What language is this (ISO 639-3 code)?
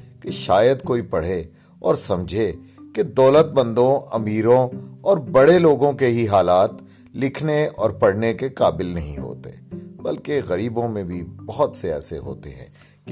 urd